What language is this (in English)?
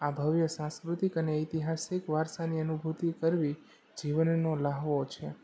Gujarati